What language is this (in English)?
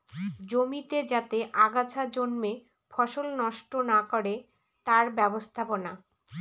Bangla